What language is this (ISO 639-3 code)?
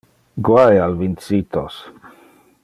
ina